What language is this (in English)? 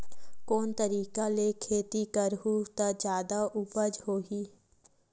Chhattisgarhi